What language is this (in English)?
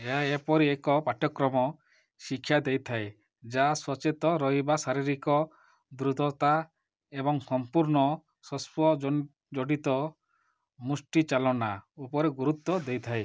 Odia